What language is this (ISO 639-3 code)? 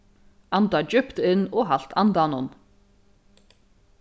fao